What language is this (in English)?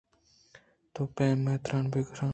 Eastern Balochi